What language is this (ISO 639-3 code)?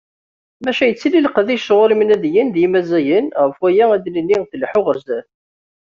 kab